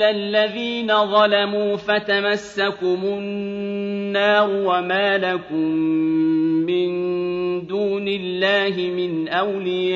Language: Arabic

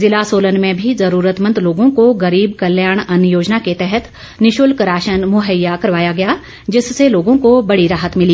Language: Hindi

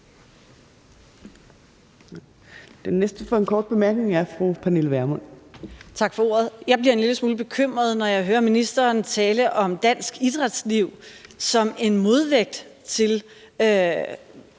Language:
Danish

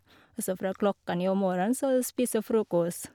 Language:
Norwegian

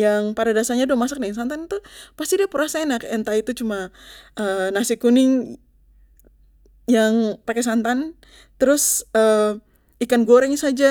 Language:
Papuan Malay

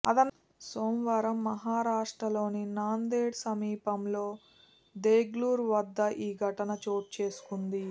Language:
Telugu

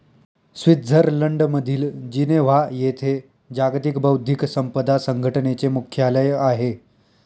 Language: Marathi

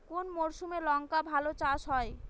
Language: Bangla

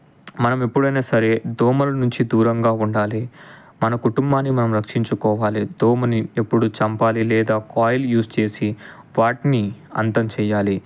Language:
Telugu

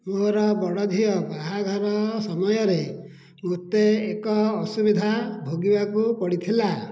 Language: Odia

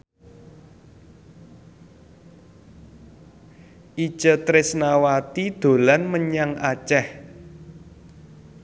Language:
Javanese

